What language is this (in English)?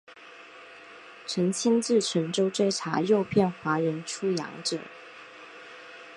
Chinese